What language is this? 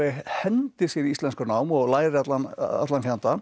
Icelandic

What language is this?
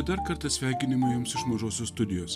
Lithuanian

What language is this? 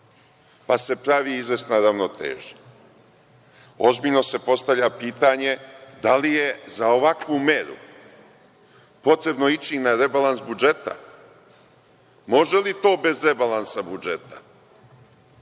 Serbian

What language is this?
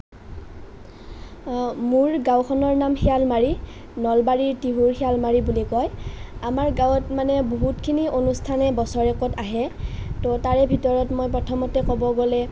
Assamese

